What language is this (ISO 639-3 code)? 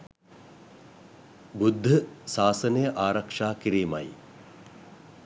sin